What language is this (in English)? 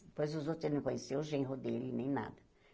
Portuguese